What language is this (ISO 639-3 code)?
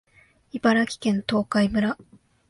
jpn